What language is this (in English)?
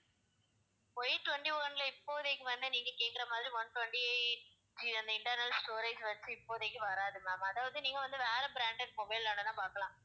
Tamil